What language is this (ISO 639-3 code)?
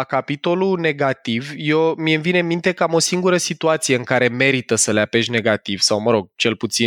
ron